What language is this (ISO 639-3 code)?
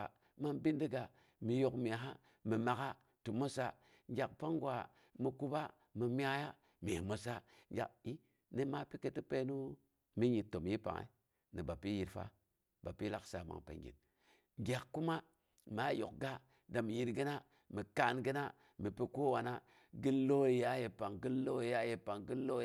bux